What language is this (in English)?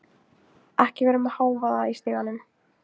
Icelandic